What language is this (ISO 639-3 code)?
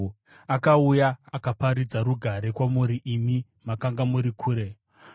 sna